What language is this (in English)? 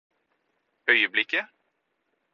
Norwegian Bokmål